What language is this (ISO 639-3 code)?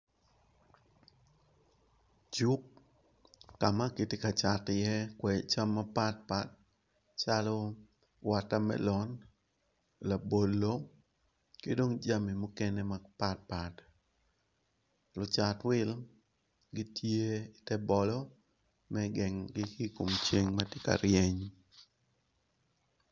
ach